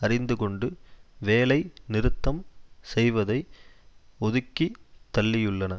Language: Tamil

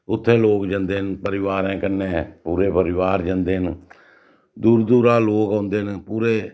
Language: Dogri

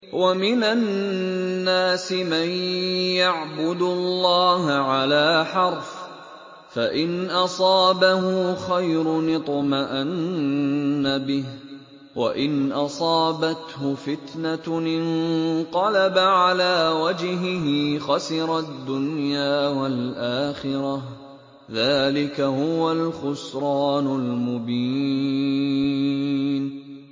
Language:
Arabic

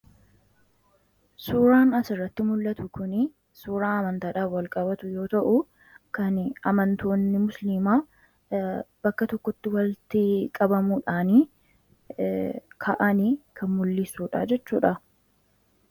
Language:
Oromo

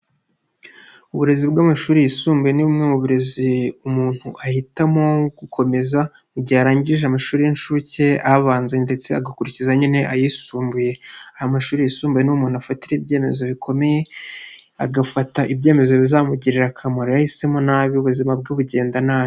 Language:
Kinyarwanda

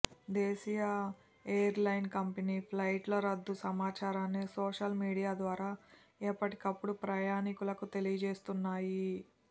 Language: Telugu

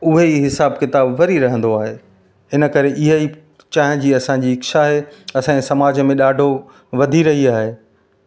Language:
Sindhi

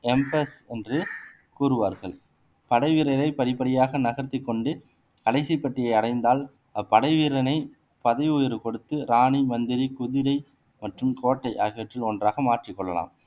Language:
Tamil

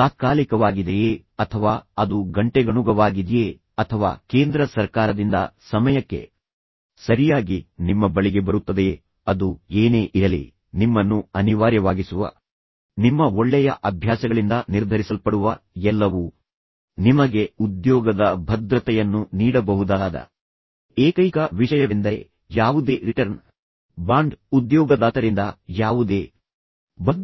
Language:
Kannada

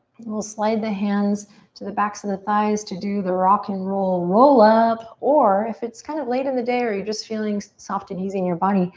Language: English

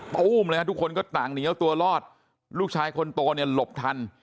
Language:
Thai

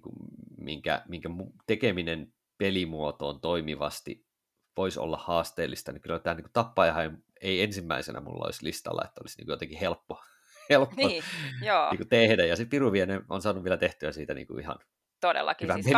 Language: Finnish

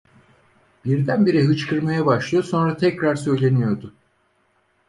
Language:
Turkish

